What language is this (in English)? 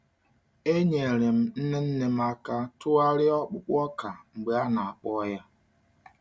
Igbo